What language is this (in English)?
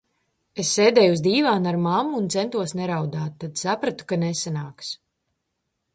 Latvian